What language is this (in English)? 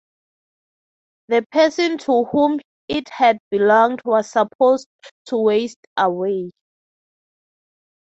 English